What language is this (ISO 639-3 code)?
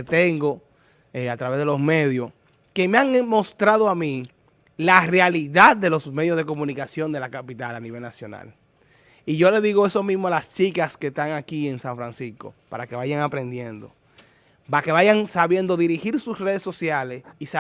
spa